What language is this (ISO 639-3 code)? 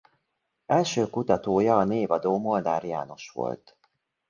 hun